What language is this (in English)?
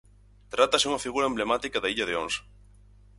Galician